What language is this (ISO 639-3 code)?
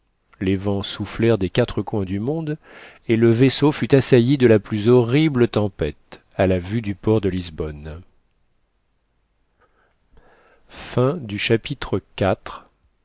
fra